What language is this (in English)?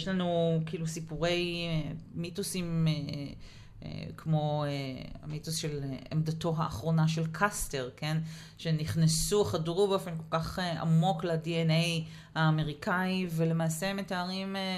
Hebrew